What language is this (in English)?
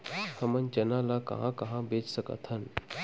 Chhattisgarhi